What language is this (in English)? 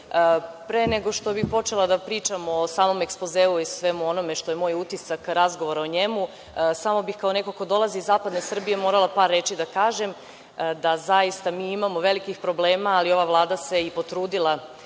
Serbian